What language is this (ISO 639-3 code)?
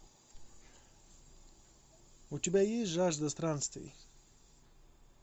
rus